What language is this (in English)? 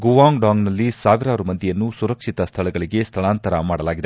Kannada